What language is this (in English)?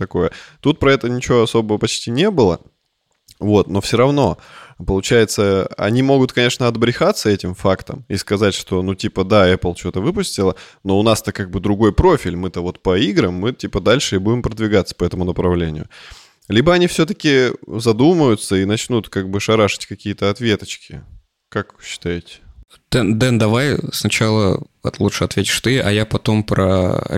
Russian